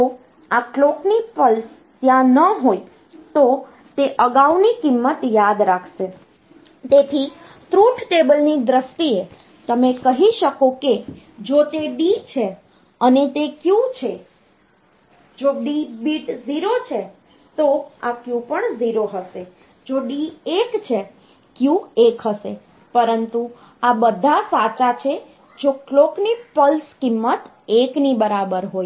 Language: Gujarati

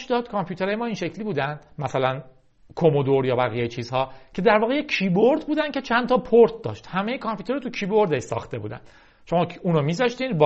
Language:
Persian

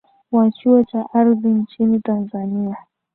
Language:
Swahili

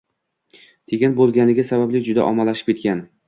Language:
Uzbek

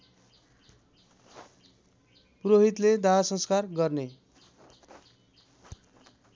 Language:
Nepali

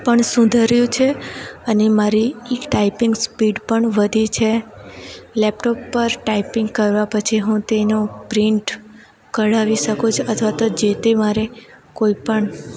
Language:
Gujarati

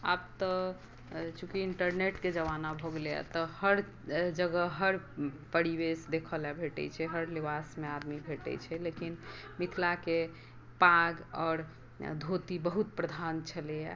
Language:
Maithili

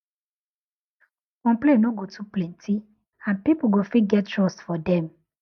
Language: Nigerian Pidgin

